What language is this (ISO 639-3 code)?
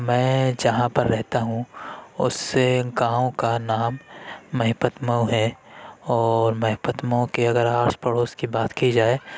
urd